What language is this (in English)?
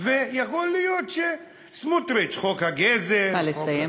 Hebrew